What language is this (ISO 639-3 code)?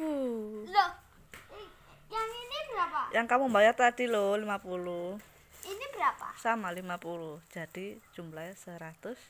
ind